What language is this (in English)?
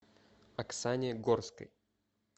Russian